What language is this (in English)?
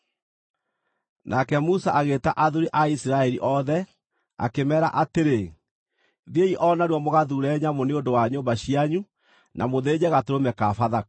Kikuyu